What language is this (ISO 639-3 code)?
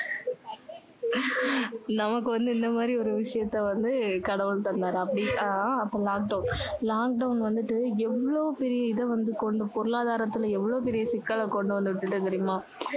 tam